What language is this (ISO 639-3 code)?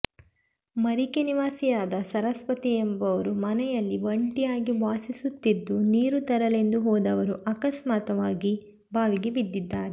kan